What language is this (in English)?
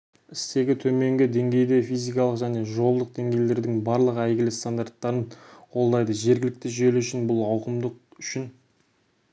Kazakh